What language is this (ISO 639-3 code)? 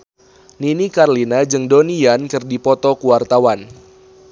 sun